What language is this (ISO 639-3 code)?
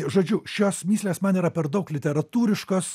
lit